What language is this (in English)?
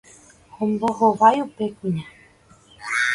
Guarani